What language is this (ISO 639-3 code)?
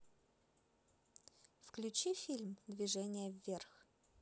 rus